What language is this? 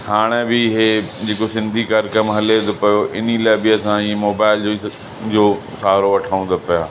Sindhi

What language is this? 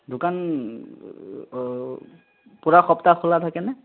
Assamese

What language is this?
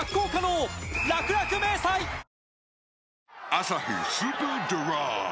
Japanese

